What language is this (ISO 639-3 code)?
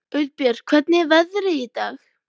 isl